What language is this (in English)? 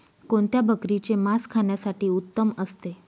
Marathi